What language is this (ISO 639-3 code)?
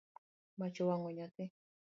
luo